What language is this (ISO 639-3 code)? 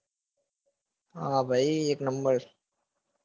guj